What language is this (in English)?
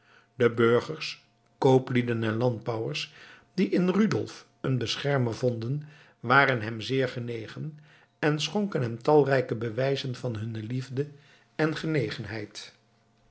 Dutch